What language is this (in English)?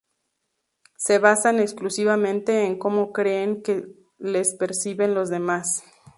Spanish